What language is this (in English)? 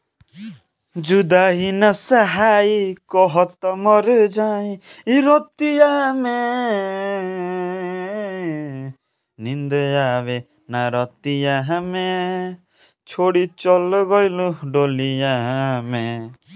Bhojpuri